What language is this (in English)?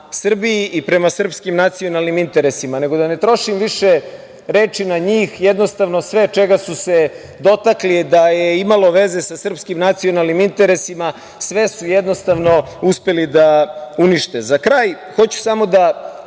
Serbian